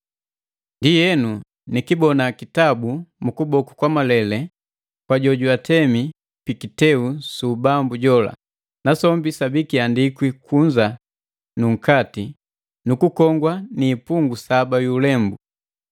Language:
Matengo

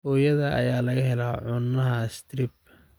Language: Somali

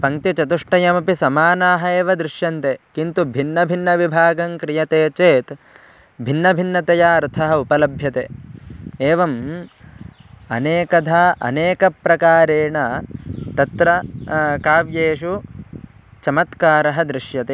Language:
Sanskrit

